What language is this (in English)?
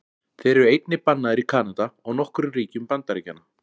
Icelandic